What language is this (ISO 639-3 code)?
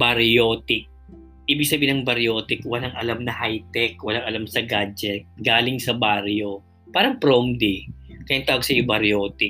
fil